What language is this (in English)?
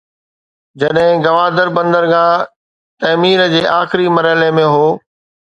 Sindhi